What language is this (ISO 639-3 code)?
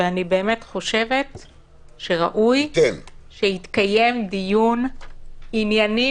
heb